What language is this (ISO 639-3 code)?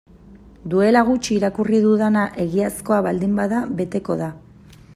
eus